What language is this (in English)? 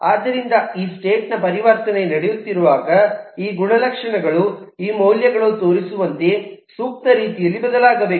Kannada